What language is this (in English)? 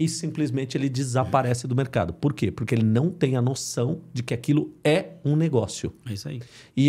Portuguese